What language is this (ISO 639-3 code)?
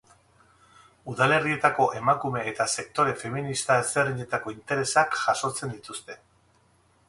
eus